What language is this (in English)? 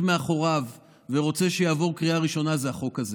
Hebrew